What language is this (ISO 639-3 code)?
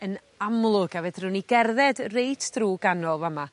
cym